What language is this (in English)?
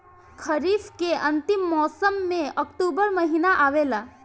Bhojpuri